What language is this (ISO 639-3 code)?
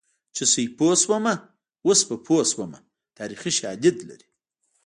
pus